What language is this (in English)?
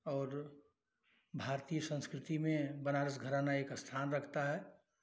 Hindi